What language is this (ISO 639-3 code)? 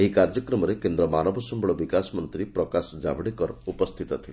ori